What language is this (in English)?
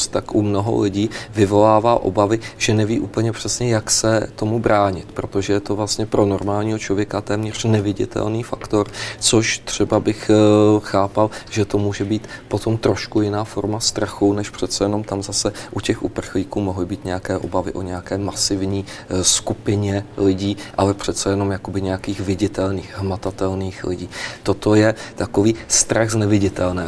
Czech